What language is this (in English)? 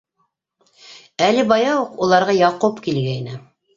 Bashkir